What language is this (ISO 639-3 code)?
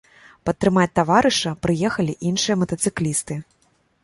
bel